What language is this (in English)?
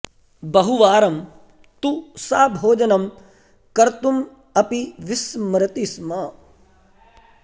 Sanskrit